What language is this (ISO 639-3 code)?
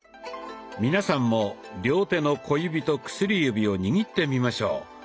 jpn